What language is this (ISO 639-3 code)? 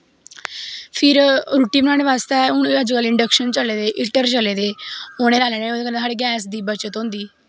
doi